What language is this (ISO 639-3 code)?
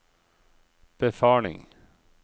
nor